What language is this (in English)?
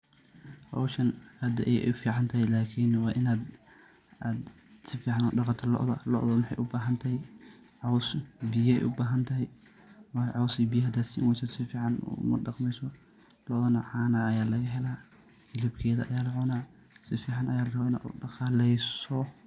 Somali